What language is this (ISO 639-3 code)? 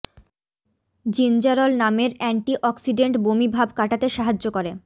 ben